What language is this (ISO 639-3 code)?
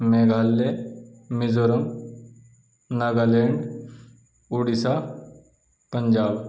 urd